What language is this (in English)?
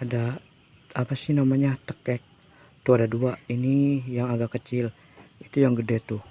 Indonesian